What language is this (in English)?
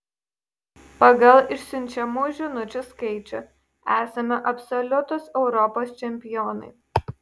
Lithuanian